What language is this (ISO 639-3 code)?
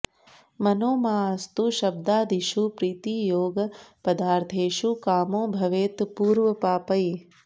san